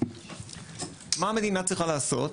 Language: Hebrew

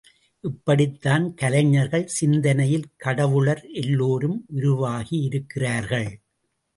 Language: Tamil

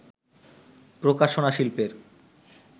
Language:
Bangla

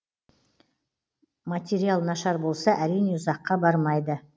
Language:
Kazakh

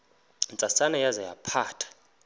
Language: Xhosa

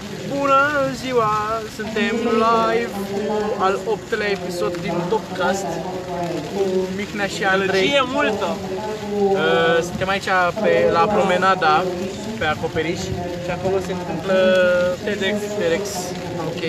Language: Romanian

